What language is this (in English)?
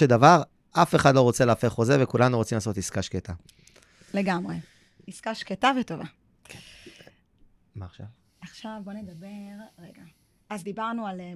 Hebrew